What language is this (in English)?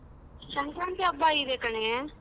Kannada